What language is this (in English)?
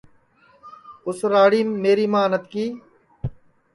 Sansi